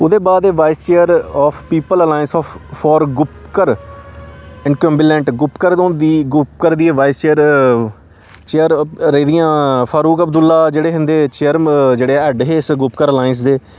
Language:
Dogri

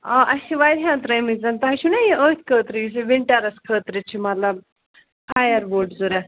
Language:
Kashmiri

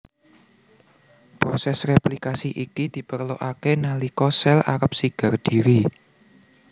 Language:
Javanese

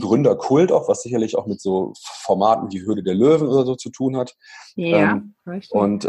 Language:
German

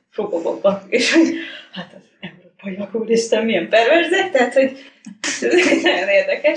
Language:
Hungarian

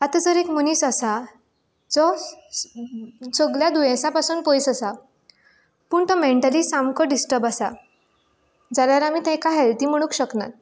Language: Konkani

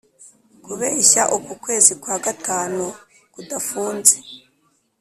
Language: Kinyarwanda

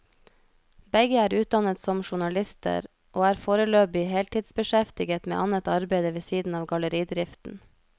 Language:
Norwegian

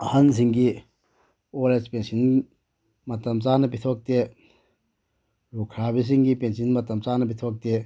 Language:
Manipuri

